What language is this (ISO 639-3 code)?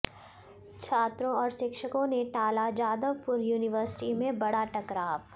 hin